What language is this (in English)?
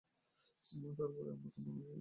Bangla